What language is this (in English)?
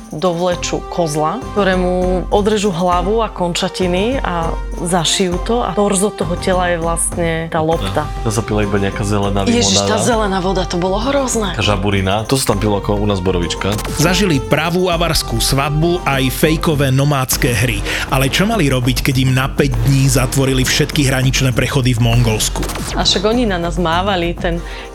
Slovak